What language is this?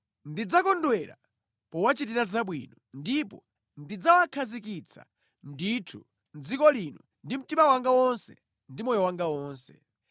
Nyanja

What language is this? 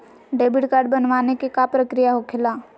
Magahi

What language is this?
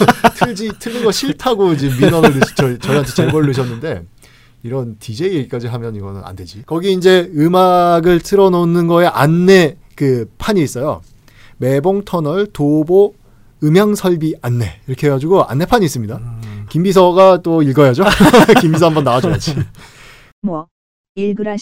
Korean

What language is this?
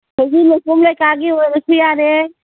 Manipuri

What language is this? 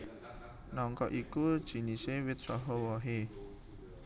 Javanese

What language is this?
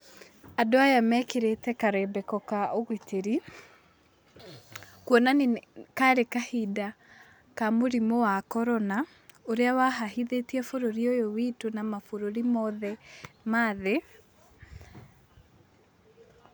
Kikuyu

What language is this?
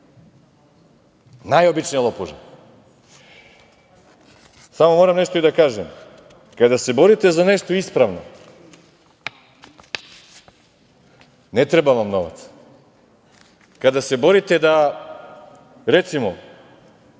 Serbian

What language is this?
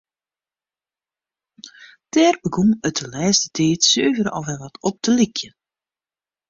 Western Frisian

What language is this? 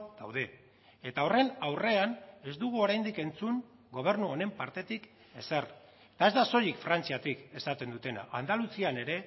Basque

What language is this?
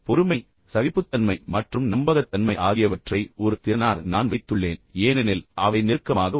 Tamil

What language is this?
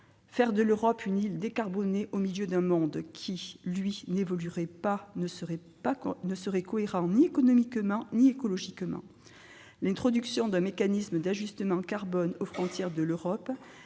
French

